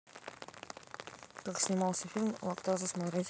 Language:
Russian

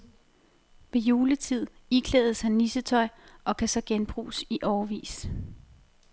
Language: Danish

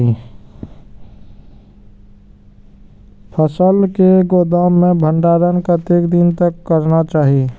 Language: Maithili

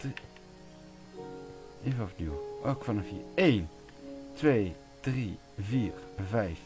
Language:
Dutch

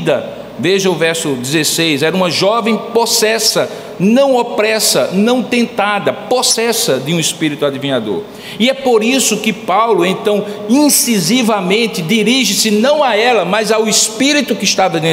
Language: Portuguese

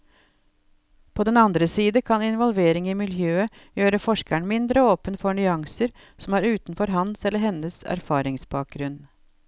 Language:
Norwegian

